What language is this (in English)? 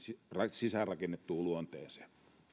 Finnish